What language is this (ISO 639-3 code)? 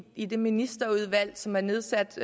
dan